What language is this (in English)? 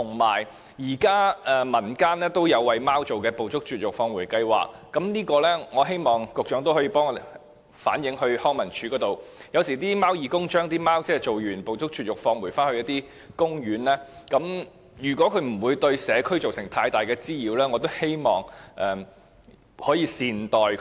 Cantonese